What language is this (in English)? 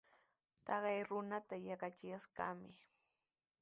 Sihuas Ancash Quechua